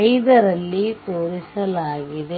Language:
Kannada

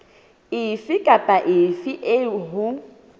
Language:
Southern Sotho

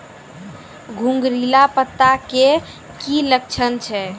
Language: Maithili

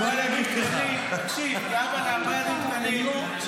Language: Hebrew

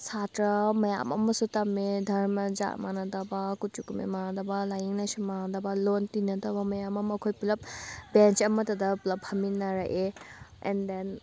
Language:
Manipuri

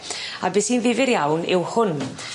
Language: Welsh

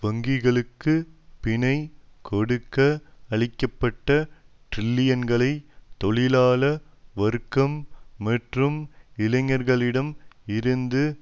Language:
Tamil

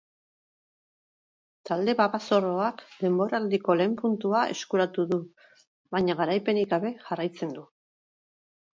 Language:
Basque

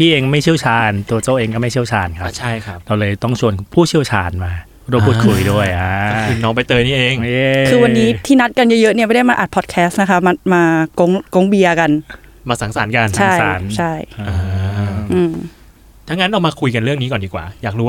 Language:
Thai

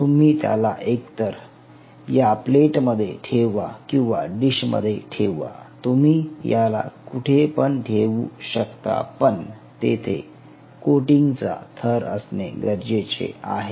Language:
Marathi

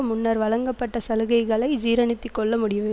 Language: Tamil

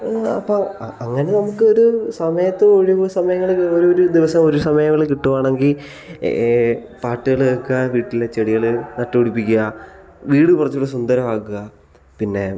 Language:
Malayalam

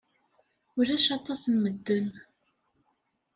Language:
Kabyle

